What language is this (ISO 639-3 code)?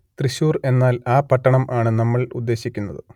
mal